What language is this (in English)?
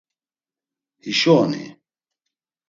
Laz